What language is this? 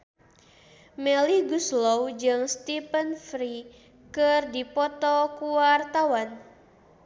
Sundanese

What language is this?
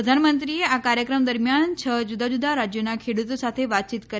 Gujarati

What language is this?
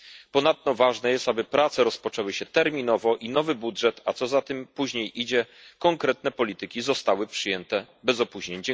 Polish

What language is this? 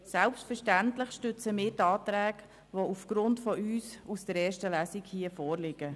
Swiss German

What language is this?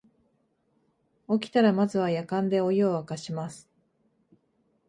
Japanese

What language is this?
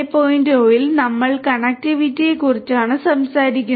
Malayalam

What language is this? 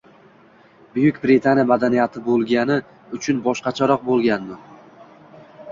Uzbek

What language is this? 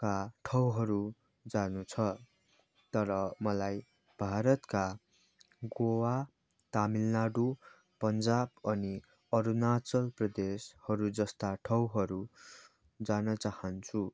Nepali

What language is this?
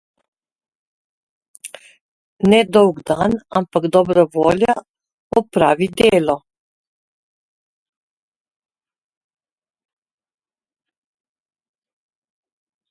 Slovenian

